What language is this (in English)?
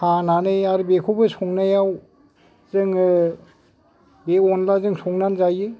Bodo